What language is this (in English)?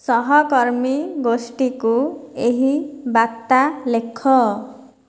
Odia